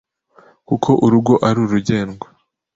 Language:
Kinyarwanda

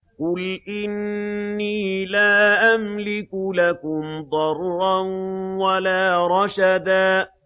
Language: Arabic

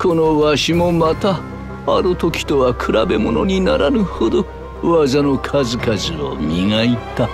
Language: Japanese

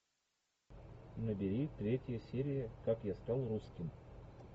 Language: Russian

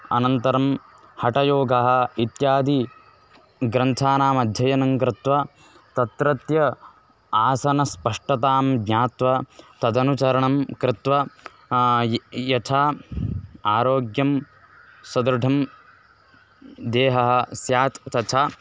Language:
Sanskrit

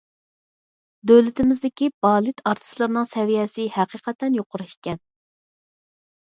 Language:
Uyghur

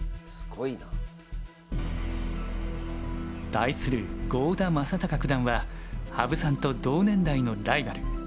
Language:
Japanese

